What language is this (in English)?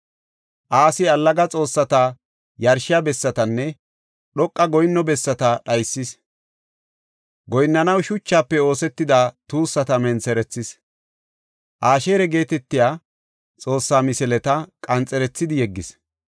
Gofa